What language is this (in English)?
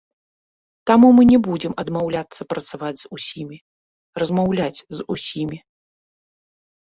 Belarusian